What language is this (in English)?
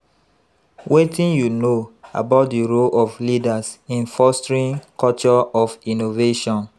Nigerian Pidgin